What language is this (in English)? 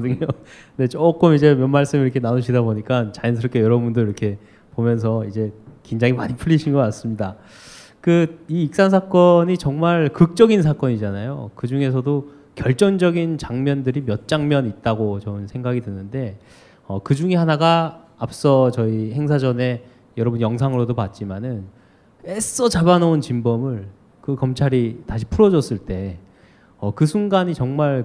Korean